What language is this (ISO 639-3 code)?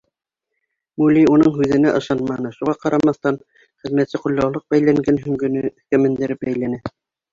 bak